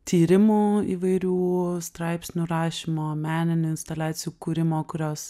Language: Lithuanian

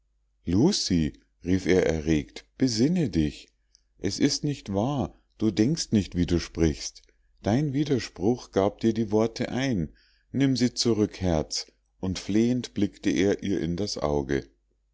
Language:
German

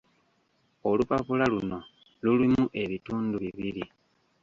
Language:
Ganda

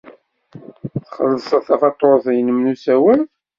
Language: Kabyle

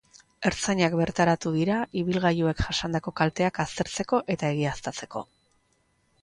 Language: Basque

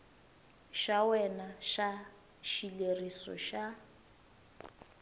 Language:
Tsonga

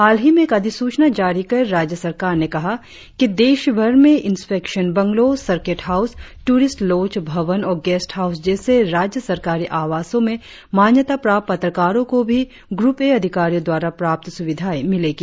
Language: Hindi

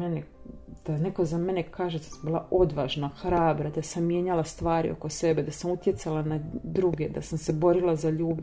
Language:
Croatian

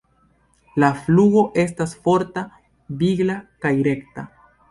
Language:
Esperanto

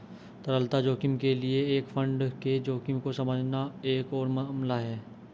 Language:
Hindi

